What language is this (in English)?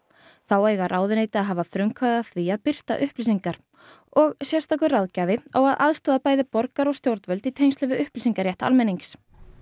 Icelandic